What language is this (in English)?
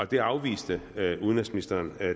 Danish